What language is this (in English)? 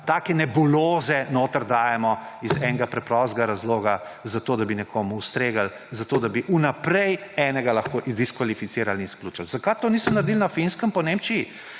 Slovenian